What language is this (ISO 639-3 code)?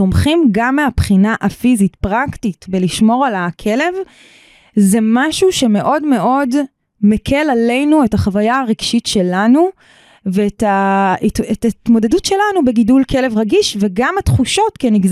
heb